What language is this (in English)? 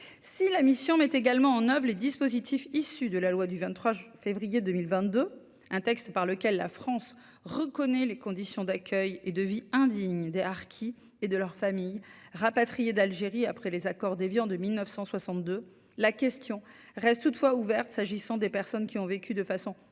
French